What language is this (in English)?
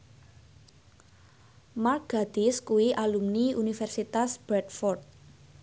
Javanese